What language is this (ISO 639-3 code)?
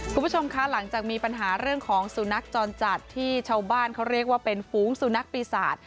tha